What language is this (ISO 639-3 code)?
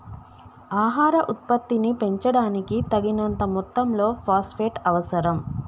tel